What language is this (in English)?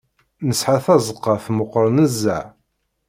Kabyle